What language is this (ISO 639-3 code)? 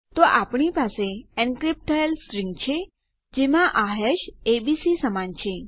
guj